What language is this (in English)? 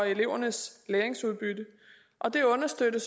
Danish